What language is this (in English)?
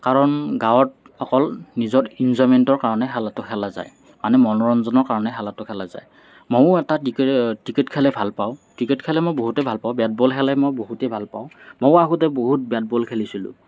Assamese